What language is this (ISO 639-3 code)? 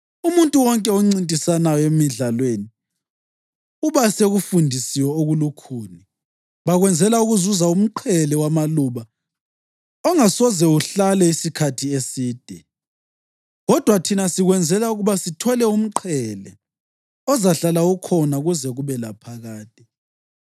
nde